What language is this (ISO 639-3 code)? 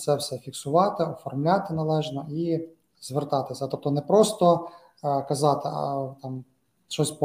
ukr